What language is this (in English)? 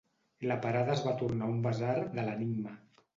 Catalan